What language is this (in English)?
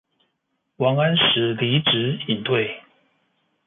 Chinese